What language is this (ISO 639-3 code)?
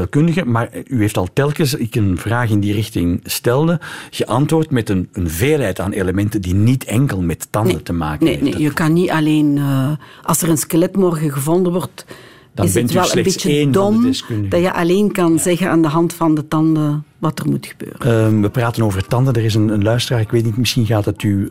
nld